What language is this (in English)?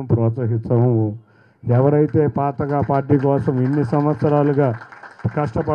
Telugu